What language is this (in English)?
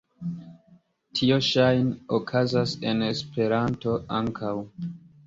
Esperanto